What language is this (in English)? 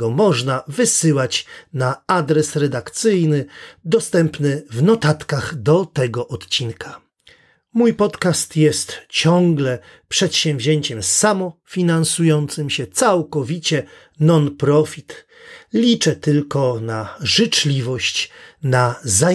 Polish